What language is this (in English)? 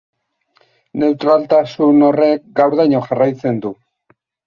Basque